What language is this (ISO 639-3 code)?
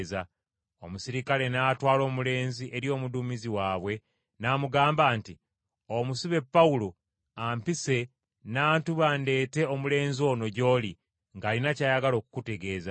lug